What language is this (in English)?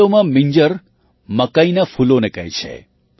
Gujarati